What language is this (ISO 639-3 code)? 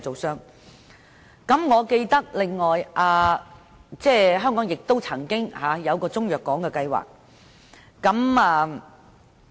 yue